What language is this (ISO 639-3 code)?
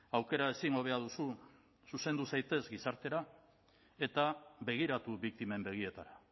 eus